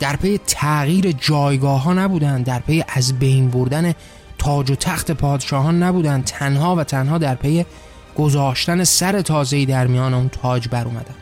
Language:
Persian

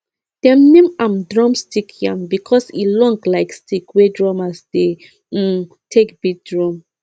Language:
Nigerian Pidgin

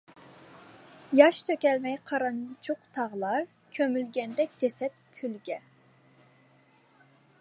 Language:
Uyghur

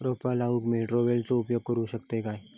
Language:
Marathi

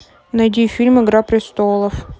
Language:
Russian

